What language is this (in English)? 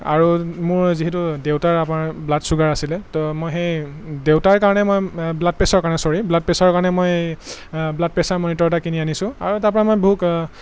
Assamese